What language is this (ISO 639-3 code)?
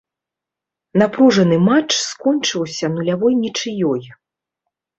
bel